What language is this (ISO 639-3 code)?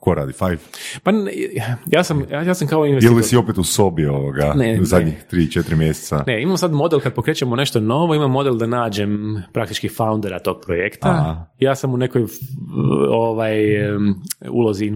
hrv